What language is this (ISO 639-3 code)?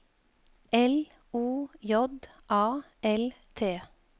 nor